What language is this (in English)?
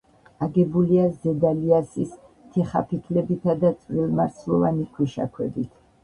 Georgian